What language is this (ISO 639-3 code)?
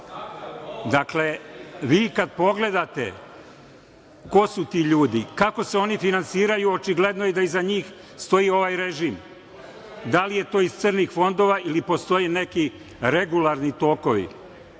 srp